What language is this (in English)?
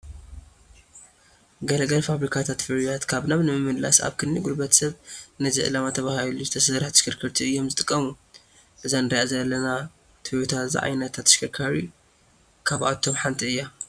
Tigrinya